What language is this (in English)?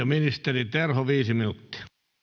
Finnish